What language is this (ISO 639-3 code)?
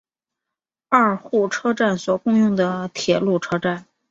zho